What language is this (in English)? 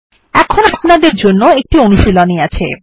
Bangla